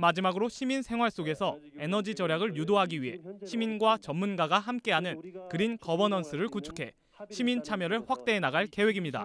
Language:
Korean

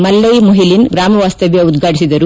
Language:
Kannada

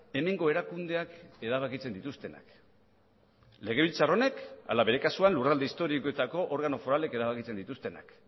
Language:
Basque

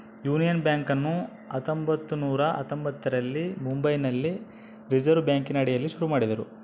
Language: Kannada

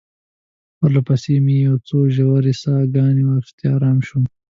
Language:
Pashto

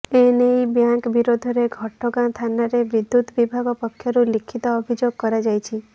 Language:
Odia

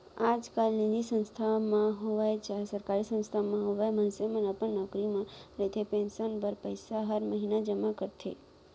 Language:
Chhattisgarhi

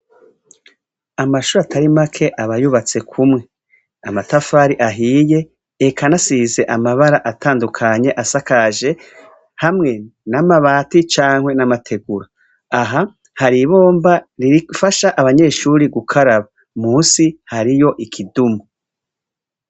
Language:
Rundi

